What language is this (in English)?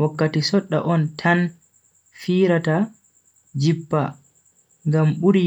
Bagirmi Fulfulde